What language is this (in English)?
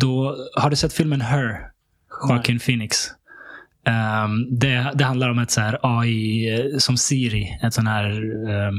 Swedish